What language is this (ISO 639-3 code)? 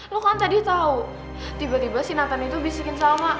ind